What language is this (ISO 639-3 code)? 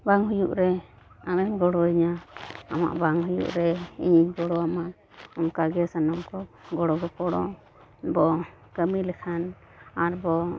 sat